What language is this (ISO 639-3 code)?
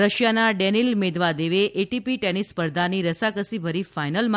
guj